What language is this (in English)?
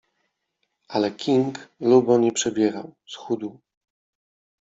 Polish